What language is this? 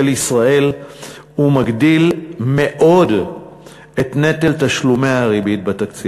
Hebrew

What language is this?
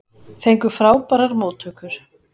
Icelandic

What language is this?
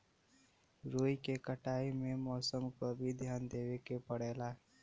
Bhojpuri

